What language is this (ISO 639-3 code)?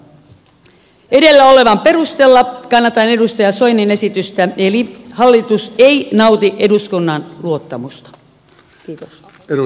fin